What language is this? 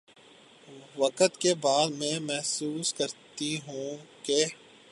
Urdu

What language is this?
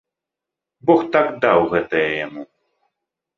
Belarusian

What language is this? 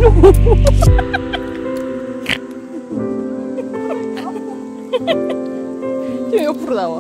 Korean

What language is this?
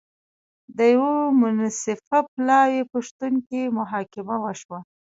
Pashto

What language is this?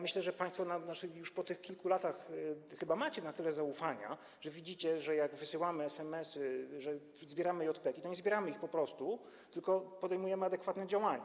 Polish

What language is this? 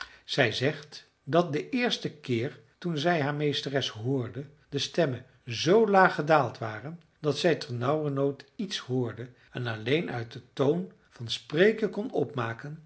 Dutch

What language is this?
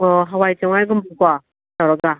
Manipuri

